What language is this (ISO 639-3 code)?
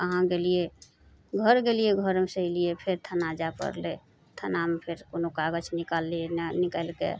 mai